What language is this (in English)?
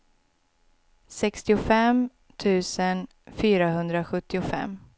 Swedish